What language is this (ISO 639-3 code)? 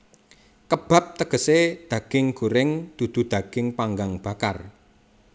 jav